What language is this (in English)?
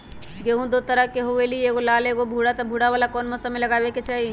Magahi